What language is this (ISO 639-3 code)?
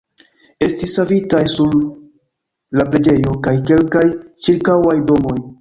epo